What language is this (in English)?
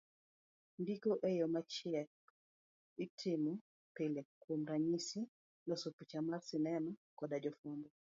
Luo (Kenya and Tanzania)